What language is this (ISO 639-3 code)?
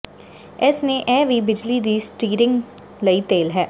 pan